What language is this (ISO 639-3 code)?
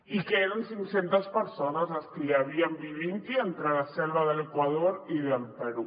cat